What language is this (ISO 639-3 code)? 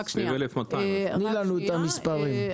heb